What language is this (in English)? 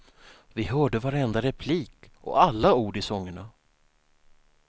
Swedish